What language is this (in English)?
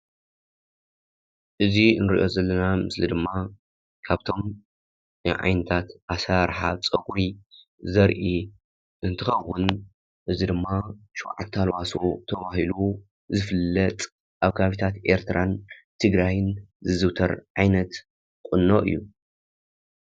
Tigrinya